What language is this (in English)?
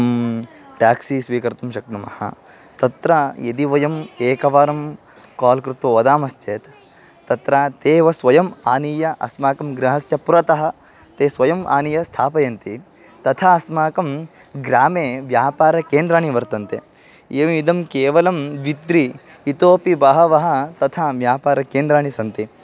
Sanskrit